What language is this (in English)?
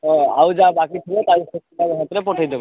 Odia